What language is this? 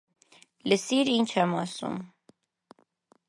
Armenian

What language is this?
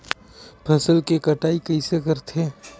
Chhattisgarhi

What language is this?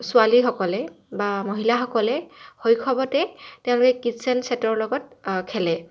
Assamese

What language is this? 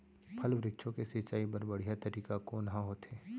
Chhattisgarhi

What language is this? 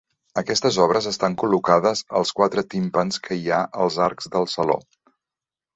Catalan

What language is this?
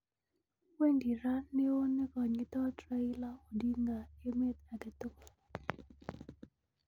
Kalenjin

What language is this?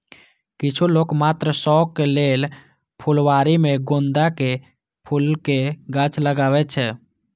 Maithili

